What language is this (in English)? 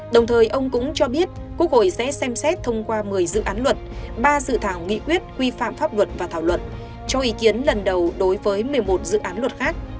Vietnamese